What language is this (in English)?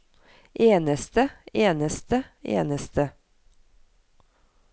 Norwegian